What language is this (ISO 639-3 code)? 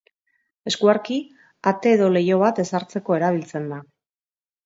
eus